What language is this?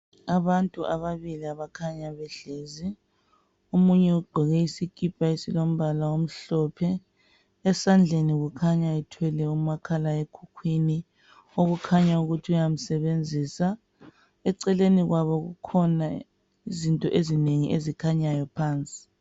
North Ndebele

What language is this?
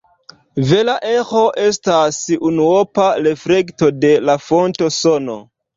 Esperanto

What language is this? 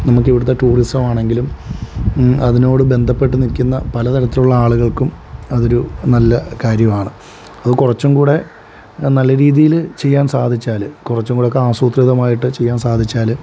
Malayalam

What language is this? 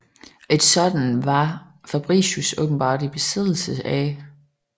Danish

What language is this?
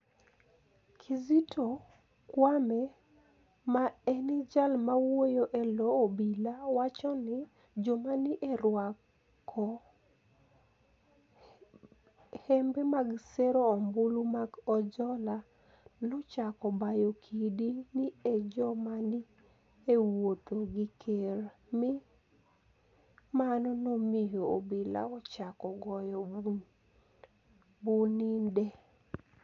Luo (Kenya and Tanzania)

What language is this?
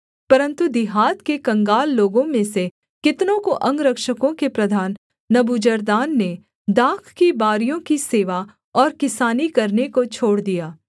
Hindi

